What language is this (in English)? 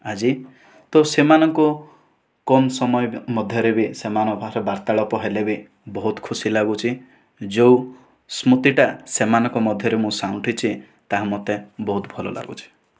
Odia